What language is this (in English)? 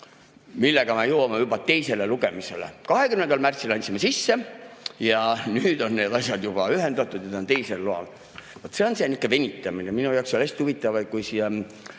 Estonian